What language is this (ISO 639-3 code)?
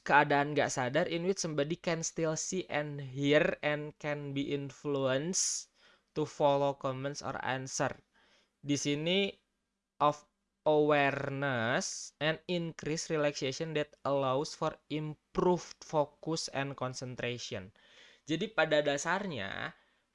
ind